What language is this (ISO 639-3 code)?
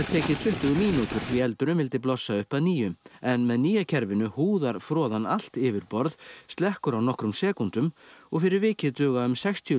isl